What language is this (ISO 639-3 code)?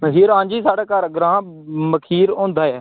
doi